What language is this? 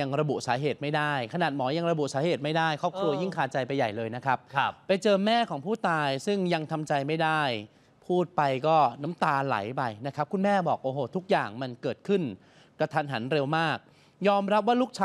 Thai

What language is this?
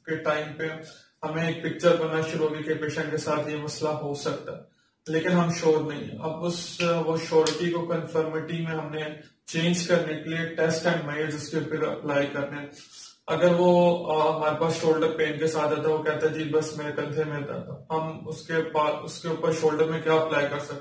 Hindi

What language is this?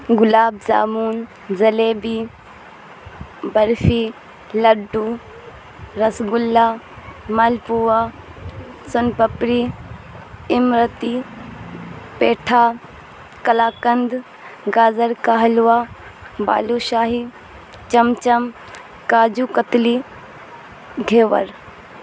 Urdu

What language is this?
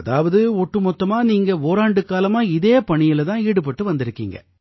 Tamil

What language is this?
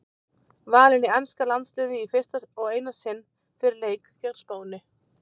Icelandic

